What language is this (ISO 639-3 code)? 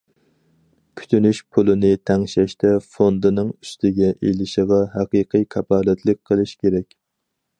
uig